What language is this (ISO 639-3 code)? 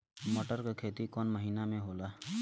bho